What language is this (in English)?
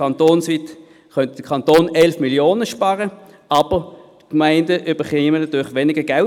Swiss German